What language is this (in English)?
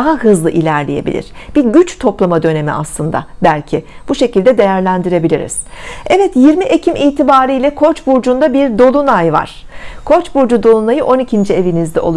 Turkish